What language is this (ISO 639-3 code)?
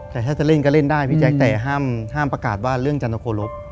tha